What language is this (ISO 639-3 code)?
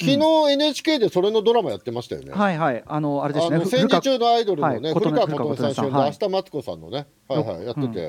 jpn